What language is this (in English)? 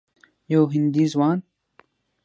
Pashto